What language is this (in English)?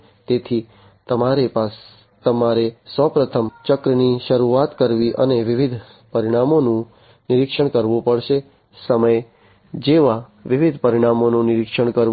Gujarati